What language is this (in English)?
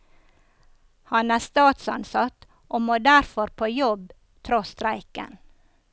Norwegian